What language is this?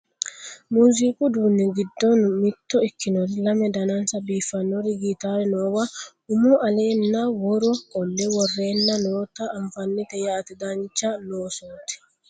Sidamo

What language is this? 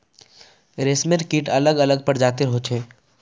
Magahi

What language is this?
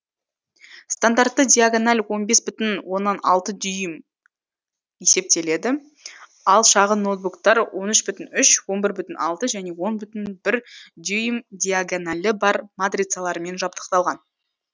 Kazakh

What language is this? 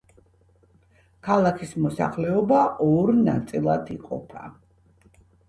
Georgian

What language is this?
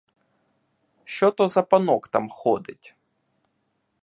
Ukrainian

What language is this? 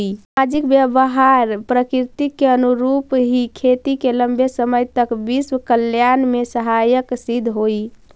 Magahi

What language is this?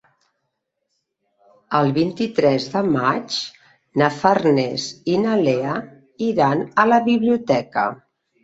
Catalan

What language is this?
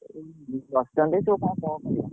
Odia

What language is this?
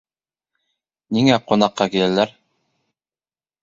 Bashkir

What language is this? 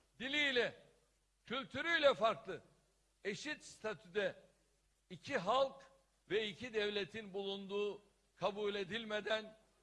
Turkish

